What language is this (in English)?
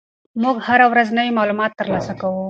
Pashto